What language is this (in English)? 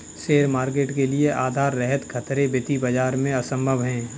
Hindi